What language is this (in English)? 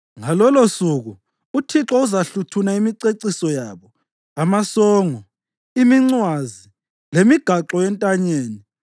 North Ndebele